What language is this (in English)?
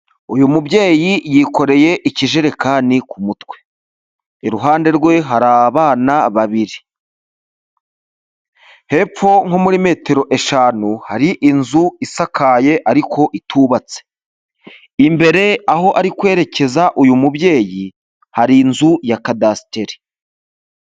Kinyarwanda